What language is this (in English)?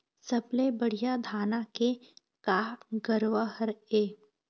Chhattisgarhi